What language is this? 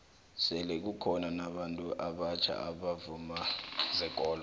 South Ndebele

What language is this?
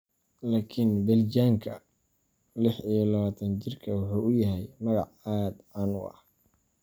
Somali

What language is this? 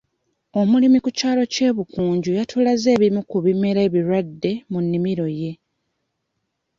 Ganda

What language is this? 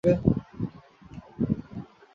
Bangla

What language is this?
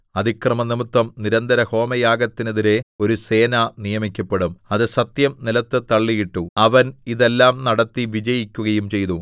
Malayalam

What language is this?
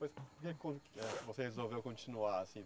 Portuguese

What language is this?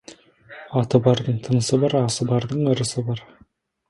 Kazakh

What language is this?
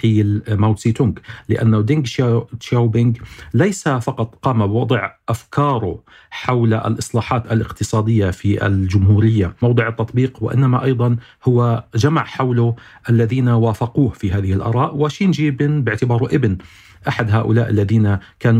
Arabic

